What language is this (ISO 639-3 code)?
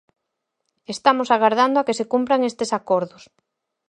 glg